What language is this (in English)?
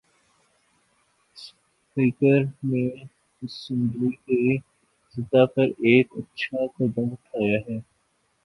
Urdu